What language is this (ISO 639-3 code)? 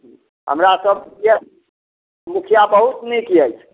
mai